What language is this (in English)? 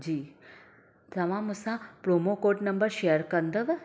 Sindhi